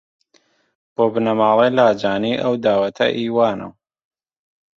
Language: Central Kurdish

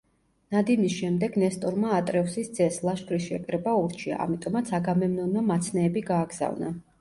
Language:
Georgian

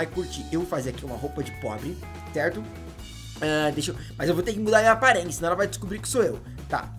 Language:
Portuguese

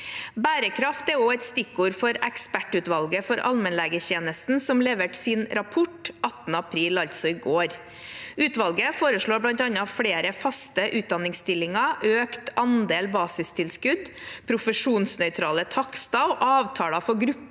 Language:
Norwegian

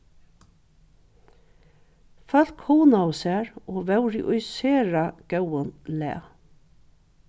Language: Faroese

